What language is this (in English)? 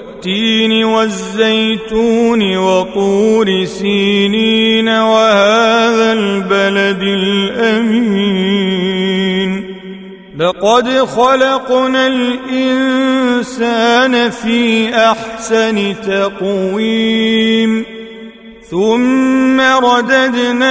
Arabic